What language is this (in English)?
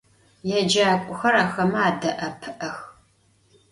Adyghe